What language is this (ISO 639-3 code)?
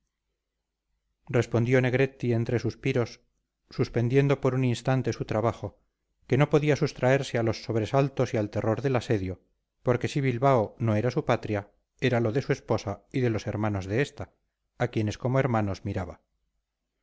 spa